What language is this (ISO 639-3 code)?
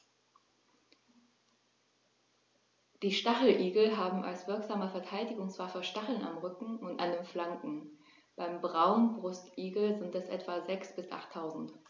deu